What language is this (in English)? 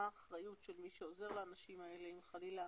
Hebrew